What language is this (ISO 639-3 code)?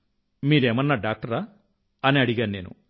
tel